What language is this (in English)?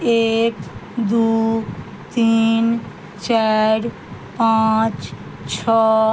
Maithili